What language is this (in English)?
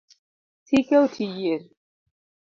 Luo (Kenya and Tanzania)